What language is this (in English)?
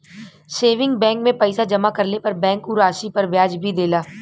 Bhojpuri